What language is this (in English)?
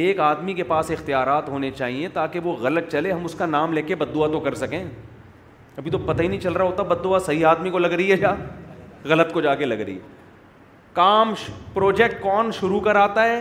Urdu